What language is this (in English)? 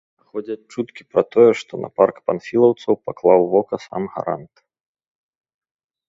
Belarusian